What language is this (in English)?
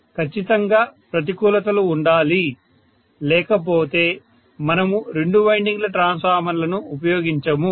Telugu